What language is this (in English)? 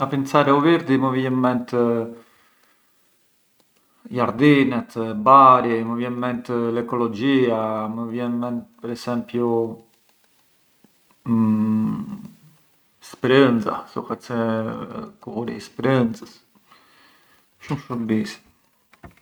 Arbëreshë Albanian